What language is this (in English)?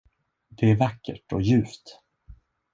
Swedish